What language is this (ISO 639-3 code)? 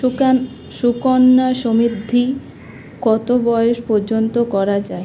ben